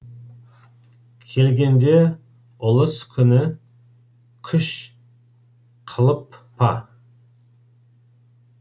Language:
Kazakh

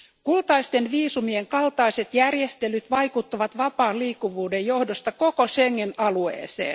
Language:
Finnish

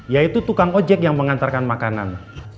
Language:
Indonesian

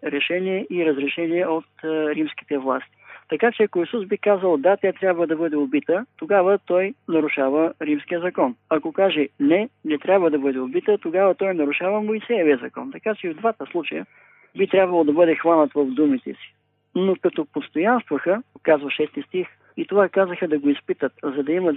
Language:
Bulgarian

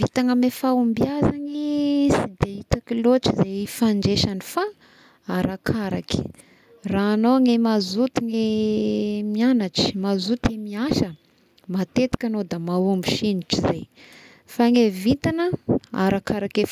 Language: Tesaka Malagasy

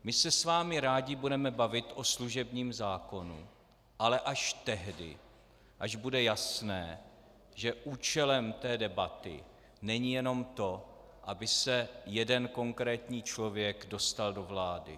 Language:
Czech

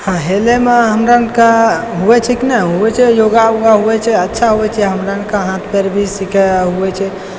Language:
Maithili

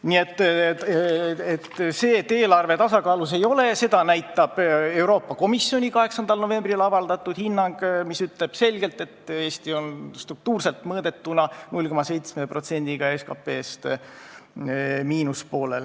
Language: Estonian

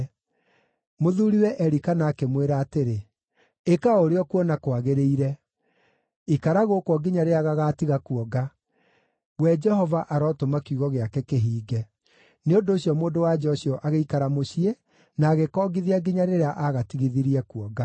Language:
Kikuyu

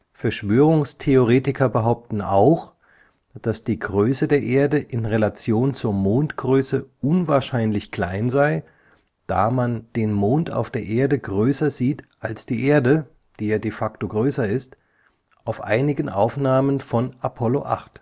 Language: German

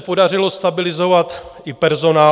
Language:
Czech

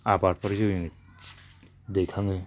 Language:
Bodo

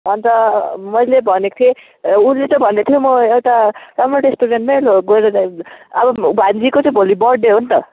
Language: Nepali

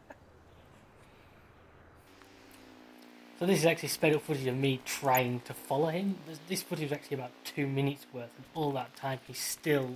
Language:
English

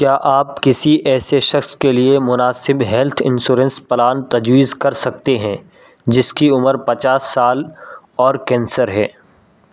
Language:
Urdu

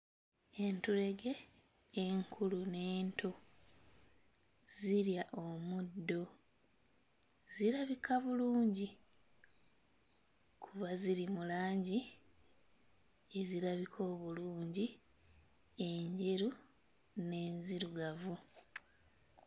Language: Ganda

